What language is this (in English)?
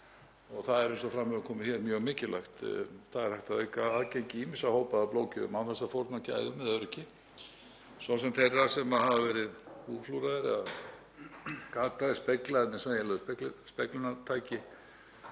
Icelandic